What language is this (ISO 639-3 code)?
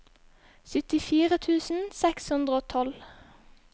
nor